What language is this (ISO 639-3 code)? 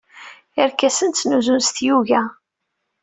kab